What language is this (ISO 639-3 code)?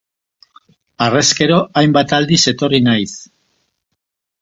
eus